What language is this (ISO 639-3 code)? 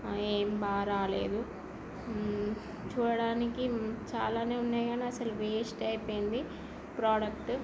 tel